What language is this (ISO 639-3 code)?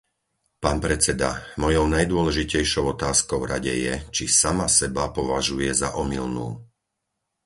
slk